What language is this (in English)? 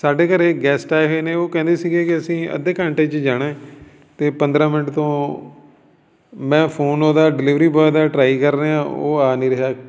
Punjabi